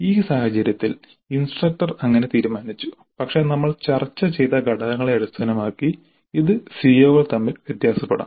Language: Malayalam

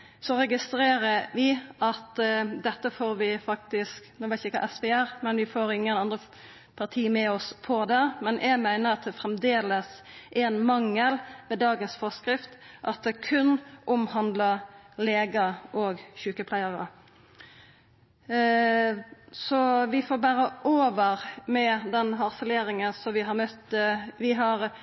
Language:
Norwegian Nynorsk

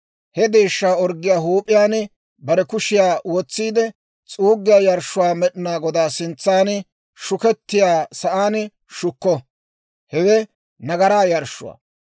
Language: Dawro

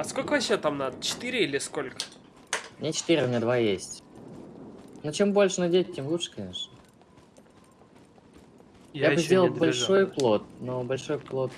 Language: Russian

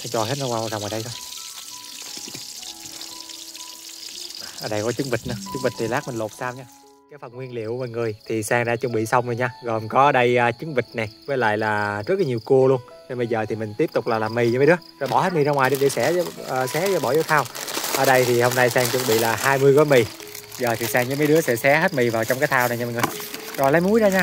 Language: Vietnamese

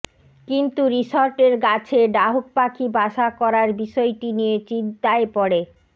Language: Bangla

